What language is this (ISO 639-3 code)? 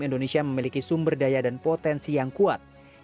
ind